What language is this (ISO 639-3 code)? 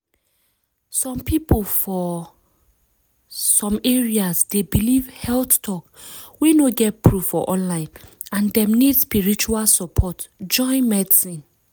pcm